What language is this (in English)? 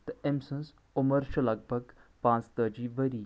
Kashmiri